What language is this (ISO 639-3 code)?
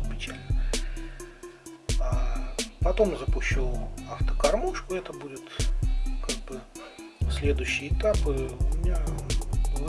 rus